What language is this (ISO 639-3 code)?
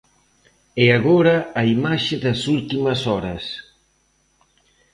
glg